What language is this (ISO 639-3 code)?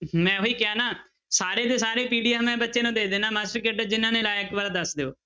pan